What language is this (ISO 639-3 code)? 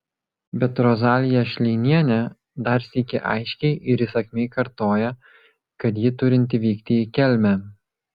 lit